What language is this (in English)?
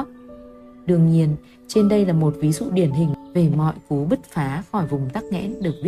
Vietnamese